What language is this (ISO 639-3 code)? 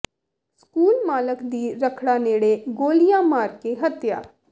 pan